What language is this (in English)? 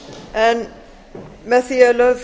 Icelandic